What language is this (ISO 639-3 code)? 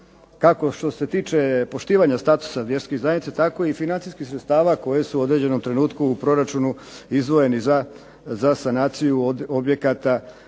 hrv